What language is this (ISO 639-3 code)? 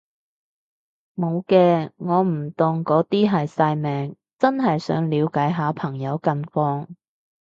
yue